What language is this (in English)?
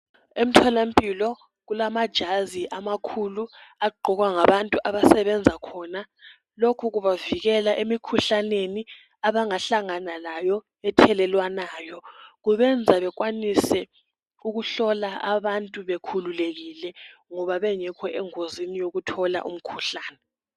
North Ndebele